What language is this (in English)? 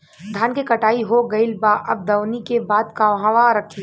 Bhojpuri